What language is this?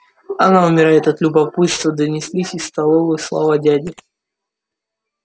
Russian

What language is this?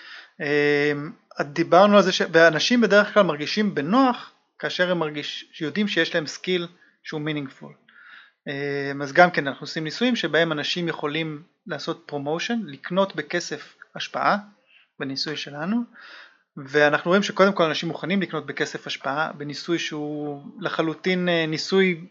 Hebrew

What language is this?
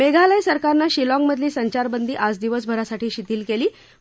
Marathi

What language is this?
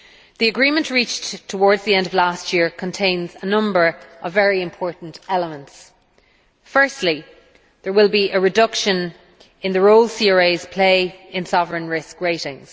English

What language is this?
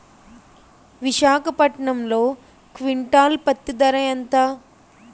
Telugu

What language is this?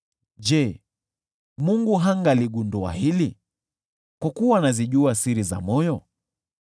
Swahili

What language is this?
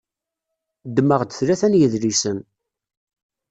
Kabyle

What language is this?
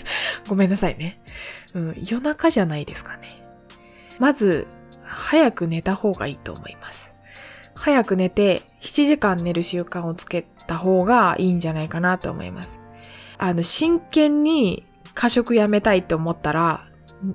Japanese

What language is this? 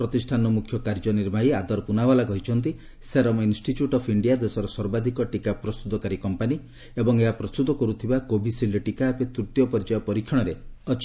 Odia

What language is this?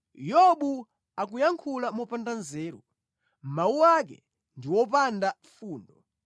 Nyanja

